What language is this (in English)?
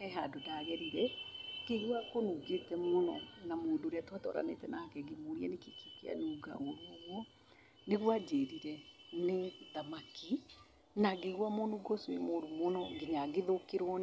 Kikuyu